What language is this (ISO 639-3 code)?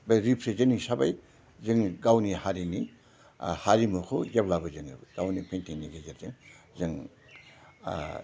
brx